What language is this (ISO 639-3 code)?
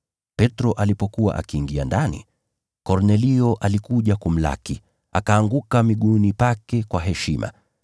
swa